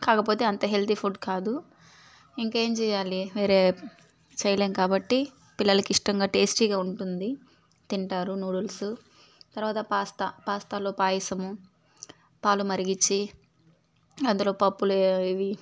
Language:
Telugu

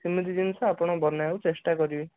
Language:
Odia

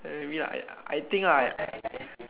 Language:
English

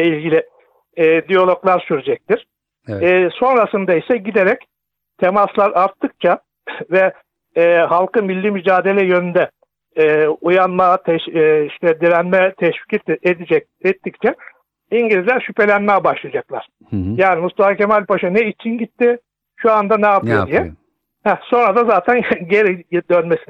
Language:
Turkish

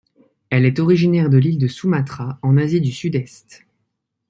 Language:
French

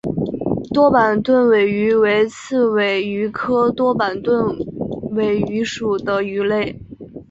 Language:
Chinese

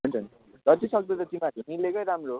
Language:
Nepali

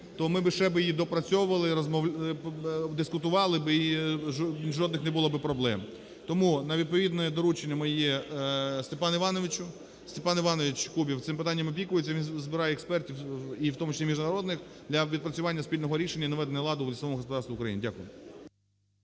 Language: Ukrainian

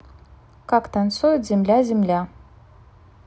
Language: Russian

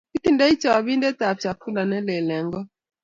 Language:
Kalenjin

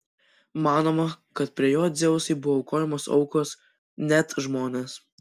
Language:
Lithuanian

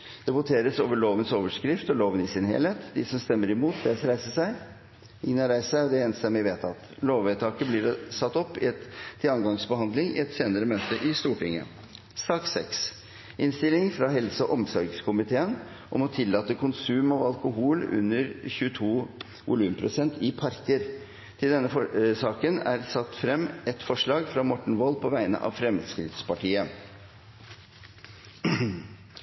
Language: Norwegian Bokmål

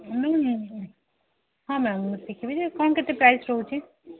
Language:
Odia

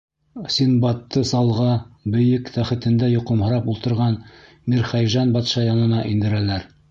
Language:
Bashkir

